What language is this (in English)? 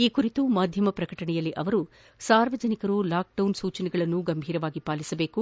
Kannada